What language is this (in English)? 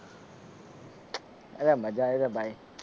Gujarati